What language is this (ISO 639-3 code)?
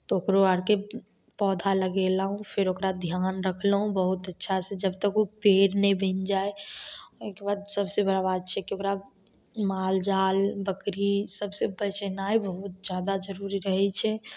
mai